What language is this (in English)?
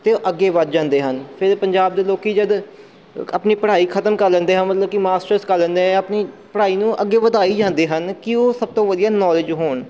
Punjabi